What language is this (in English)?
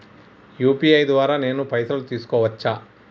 Telugu